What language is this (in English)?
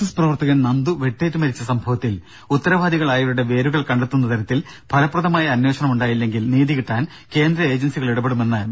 Malayalam